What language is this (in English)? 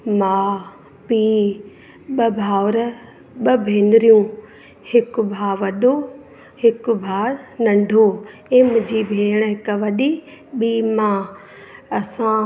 Sindhi